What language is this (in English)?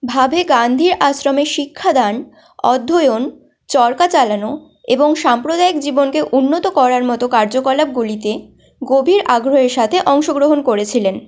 Bangla